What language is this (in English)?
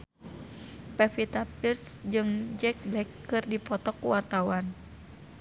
Sundanese